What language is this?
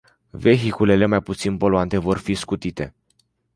Romanian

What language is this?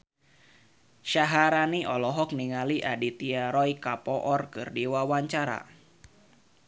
Sundanese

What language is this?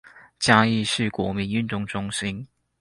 Chinese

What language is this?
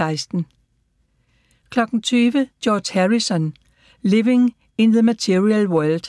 Danish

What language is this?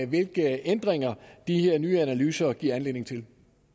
Danish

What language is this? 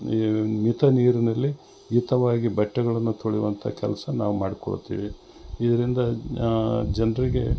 Kannada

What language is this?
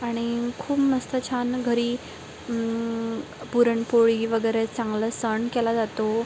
Marathi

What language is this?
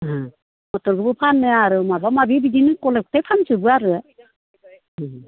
Bodo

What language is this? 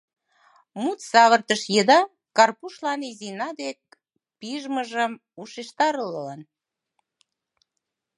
Mari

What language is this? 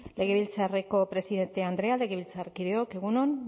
Basque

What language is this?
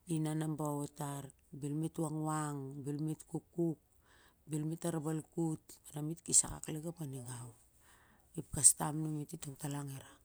Siar-Lak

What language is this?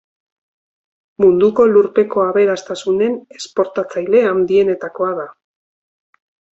Basque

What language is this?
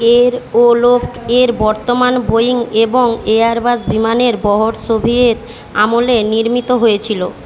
Bangla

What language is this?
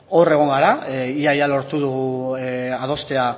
Basque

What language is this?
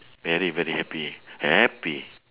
English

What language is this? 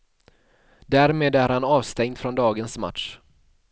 Swedish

